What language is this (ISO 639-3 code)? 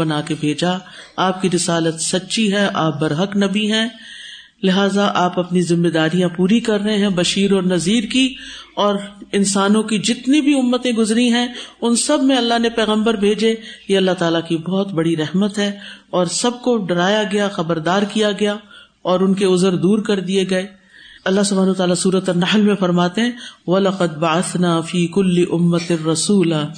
urd